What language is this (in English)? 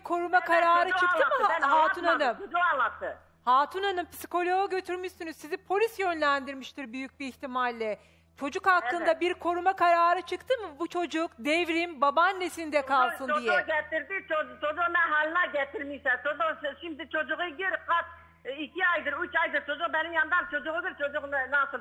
Turkish